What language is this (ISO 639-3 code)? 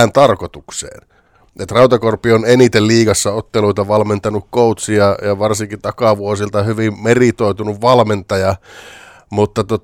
fin